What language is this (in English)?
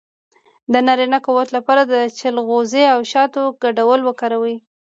Pashto